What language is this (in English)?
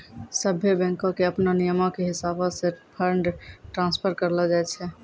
Maithili